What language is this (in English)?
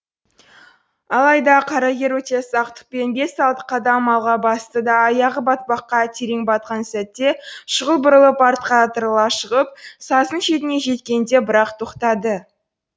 Kazakh